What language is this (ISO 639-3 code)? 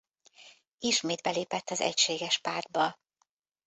hun